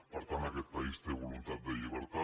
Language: Catalan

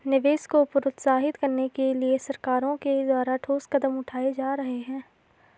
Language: Hindi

